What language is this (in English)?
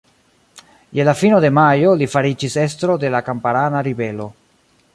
Esperanto